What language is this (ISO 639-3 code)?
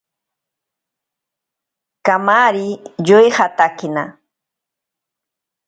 prq